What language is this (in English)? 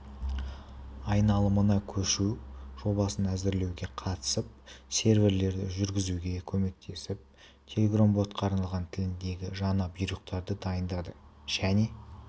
Kazakh